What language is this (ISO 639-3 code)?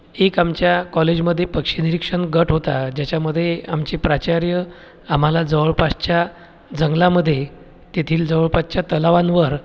mar